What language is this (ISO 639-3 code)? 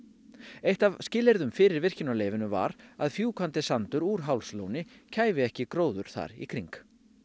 isl